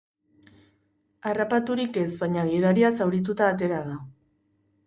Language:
Basque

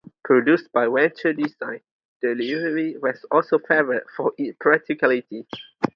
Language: English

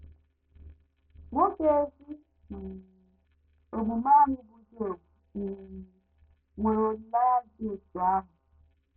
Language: Igbo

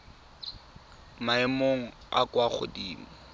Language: Tswana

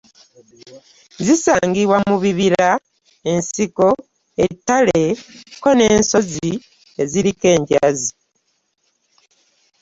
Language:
Ganda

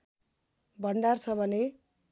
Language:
Nepali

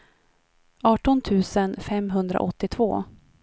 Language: Swedish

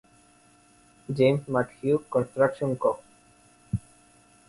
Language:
Spanish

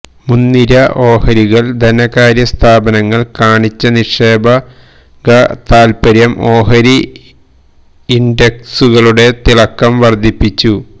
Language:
Malayalam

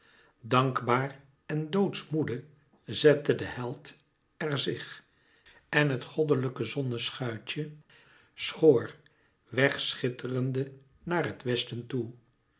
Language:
Dutch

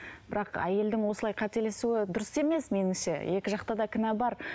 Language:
Kazakh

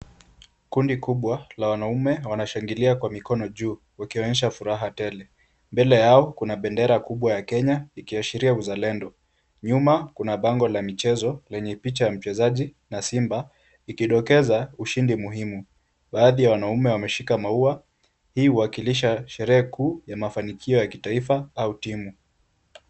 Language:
Swahili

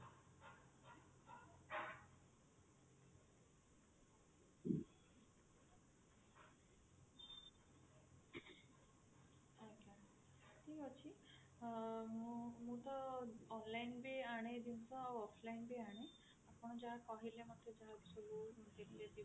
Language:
Odia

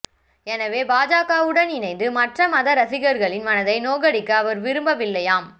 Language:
Tamil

